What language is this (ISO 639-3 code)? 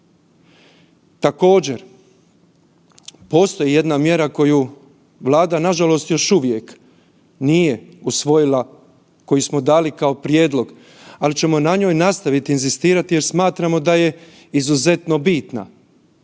hrv